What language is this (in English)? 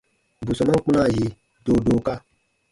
Baatonum